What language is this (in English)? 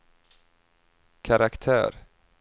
Swedish